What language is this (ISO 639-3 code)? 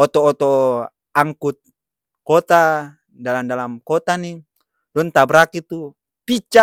abs